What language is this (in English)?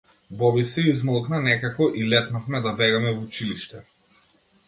Macedonian